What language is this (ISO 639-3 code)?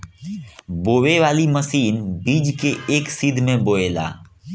bho